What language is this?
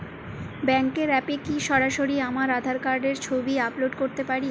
Bangla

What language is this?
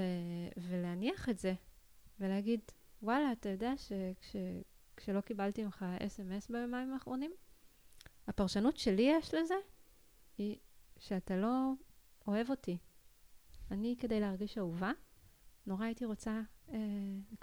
Hebrew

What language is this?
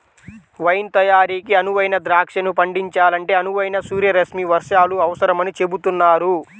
Telugu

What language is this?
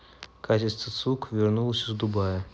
Russian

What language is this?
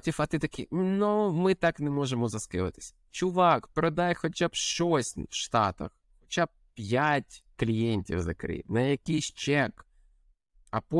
Ukrainian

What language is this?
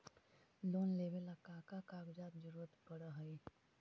Magahi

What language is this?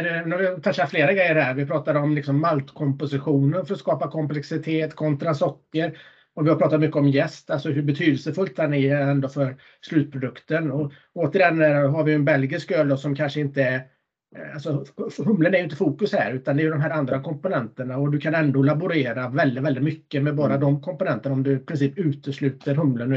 Swedish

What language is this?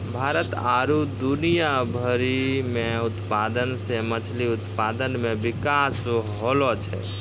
Maithili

